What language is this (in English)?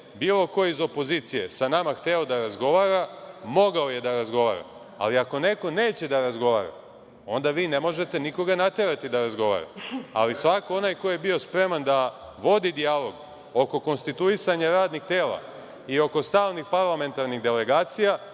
Serbian